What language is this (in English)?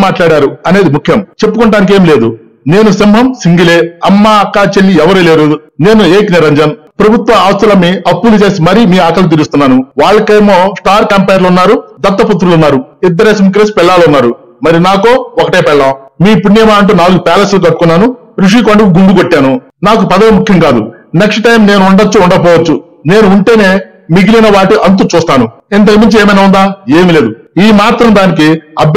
Telugu